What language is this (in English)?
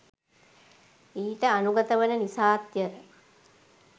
Sinhala